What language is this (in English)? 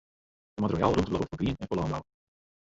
Western Frisian